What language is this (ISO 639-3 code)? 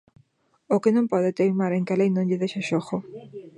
glg